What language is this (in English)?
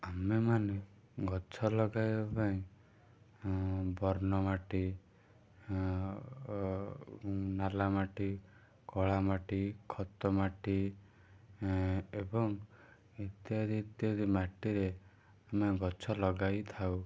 Odia